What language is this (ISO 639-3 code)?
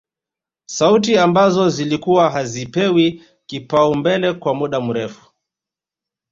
swa